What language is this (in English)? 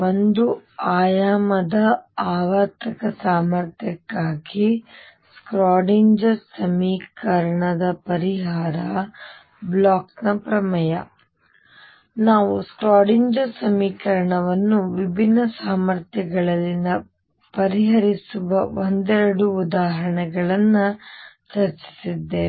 Kannada